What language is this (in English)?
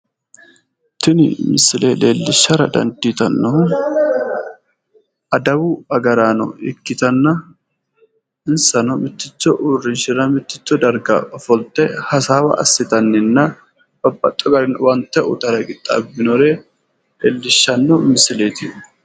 Sidamo